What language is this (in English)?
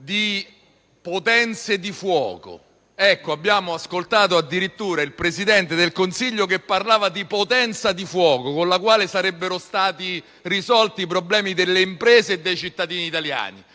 Italian